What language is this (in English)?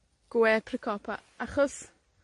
Welsh